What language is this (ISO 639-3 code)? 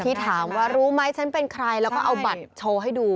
tha